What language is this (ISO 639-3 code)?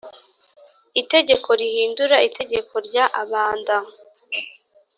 kin